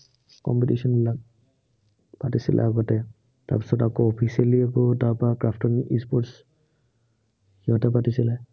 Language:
Assamese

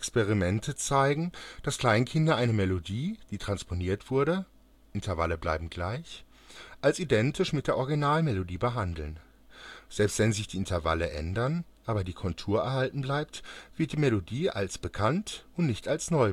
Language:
German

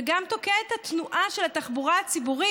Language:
Hebrew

